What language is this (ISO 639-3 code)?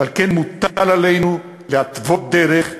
heb